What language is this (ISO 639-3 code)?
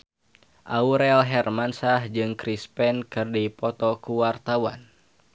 sun